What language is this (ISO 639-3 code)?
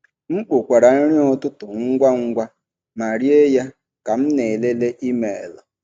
ibo